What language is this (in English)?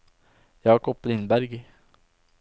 Norwegian